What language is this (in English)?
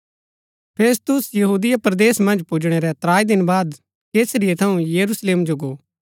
Gaddi